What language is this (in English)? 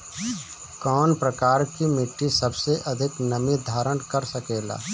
Bhojpuri